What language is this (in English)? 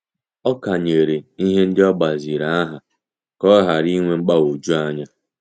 Igbo